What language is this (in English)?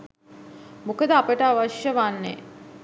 Sinhala